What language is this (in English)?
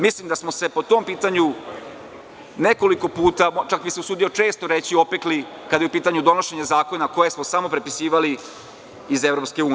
Serbian